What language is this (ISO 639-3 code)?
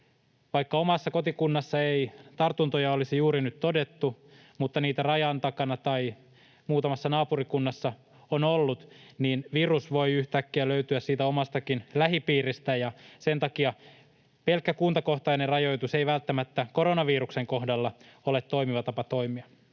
fin